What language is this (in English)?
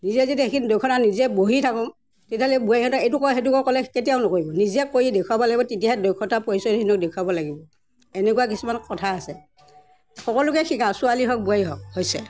Assamese